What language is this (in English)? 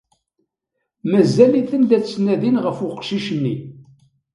Kabyle